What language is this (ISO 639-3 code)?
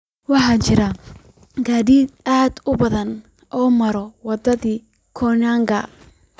som